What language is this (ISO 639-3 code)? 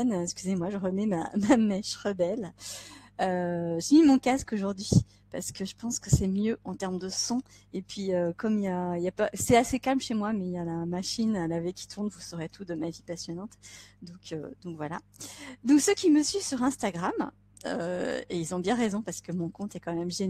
fra